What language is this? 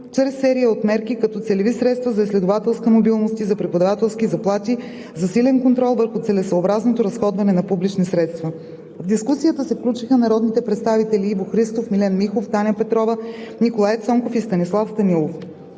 Bulgarian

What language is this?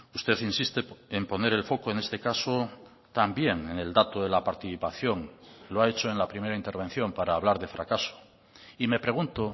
Spanish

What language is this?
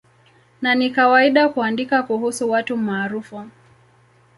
Swahili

